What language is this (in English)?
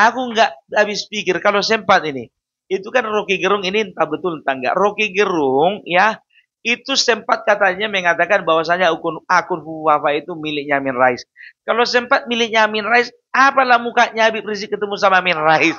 Indonesian